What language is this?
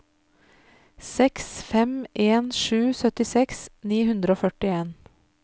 Norwegian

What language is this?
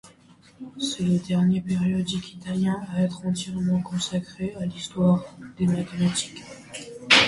French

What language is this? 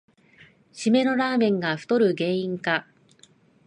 Japanese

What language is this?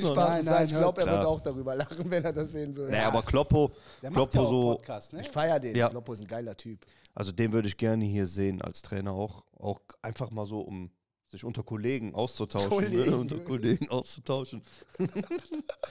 German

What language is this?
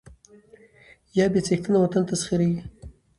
Pashto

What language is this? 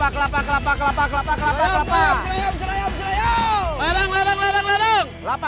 Indonesian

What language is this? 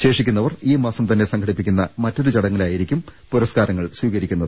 Malayalam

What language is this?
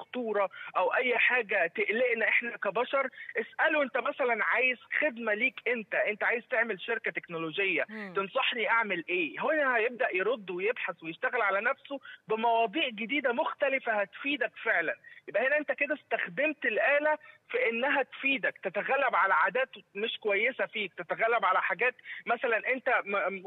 Arabic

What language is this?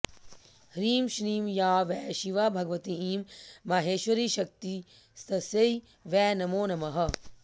Sanskrit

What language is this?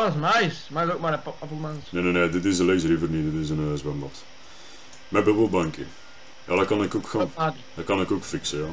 Dutch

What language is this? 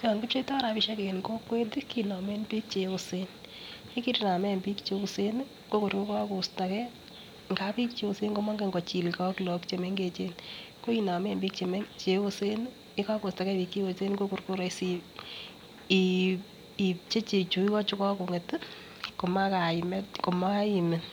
Kalenjin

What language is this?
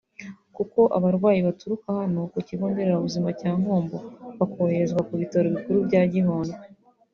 Kinyarwanda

